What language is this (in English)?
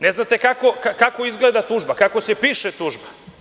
Serbian